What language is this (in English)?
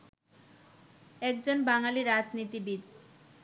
Bangla